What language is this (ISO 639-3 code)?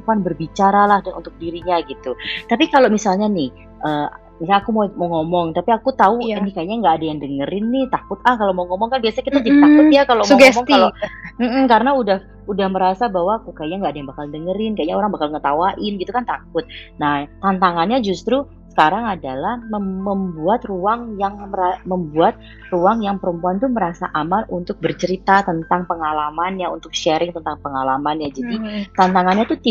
ind